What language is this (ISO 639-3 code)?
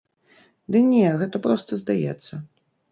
bel